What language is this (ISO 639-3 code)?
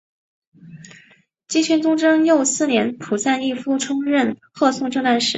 zho